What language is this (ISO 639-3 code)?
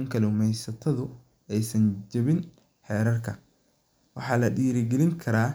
som